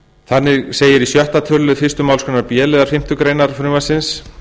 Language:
Icelandic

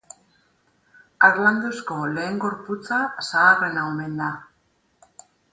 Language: Basque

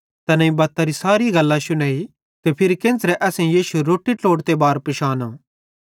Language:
Bhadrawahi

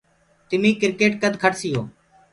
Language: Gurgula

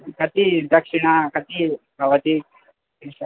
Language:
Sanskrit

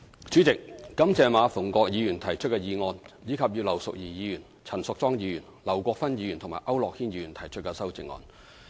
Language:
Cantonese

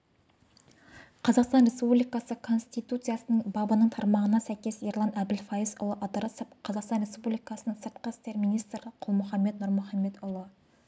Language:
Kazakh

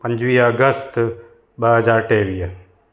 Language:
Sindhi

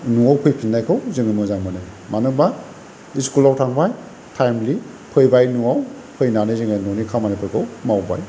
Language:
Bodo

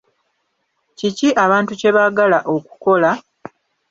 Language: Ganda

